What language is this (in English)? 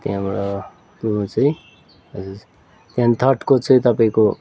Nepali